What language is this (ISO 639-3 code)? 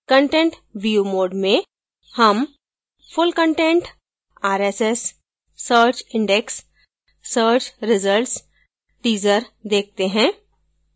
hin